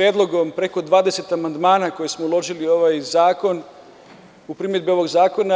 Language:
Serbian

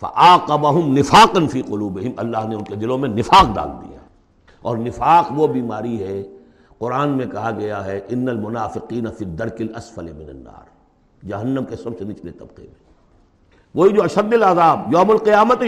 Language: Urdu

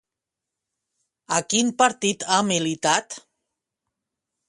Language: Catalan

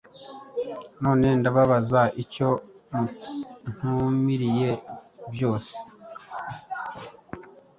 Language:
Kinyarwanda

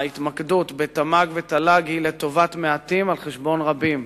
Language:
Hebrew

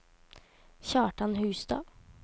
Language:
Norwegian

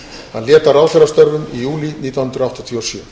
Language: Icelandic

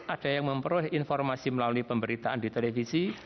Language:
Indonesian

